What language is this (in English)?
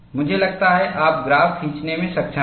Hindi